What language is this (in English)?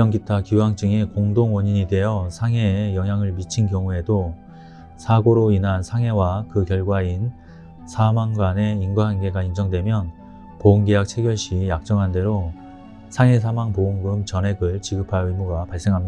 Korean